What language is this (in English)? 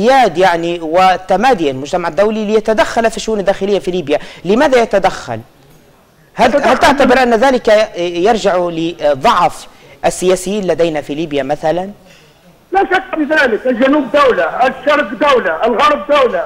Arabic